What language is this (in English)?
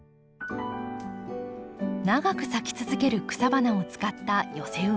Japanese